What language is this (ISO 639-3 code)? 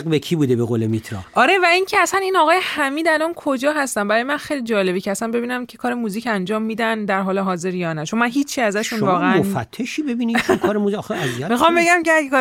fas